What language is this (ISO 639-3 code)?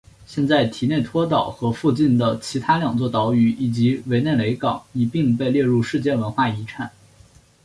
zho